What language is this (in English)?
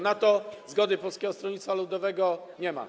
Polish